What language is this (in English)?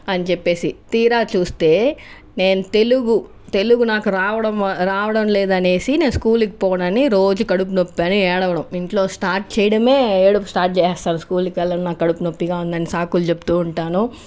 Telugu